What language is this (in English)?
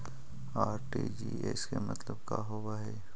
Magahi